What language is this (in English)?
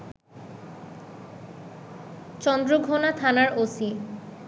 Bangla